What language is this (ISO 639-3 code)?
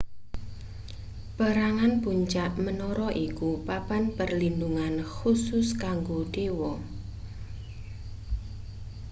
jav